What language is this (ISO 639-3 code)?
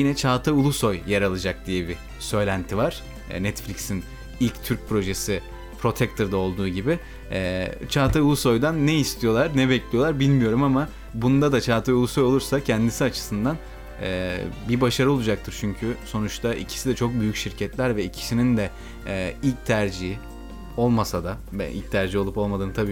tur